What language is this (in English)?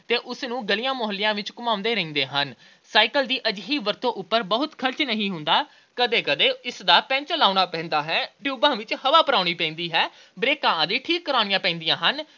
Punjabi